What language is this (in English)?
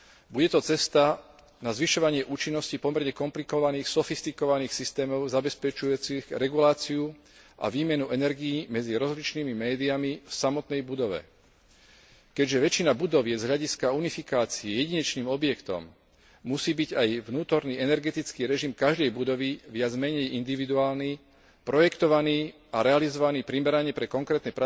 Slovak